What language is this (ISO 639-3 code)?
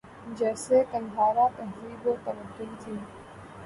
urd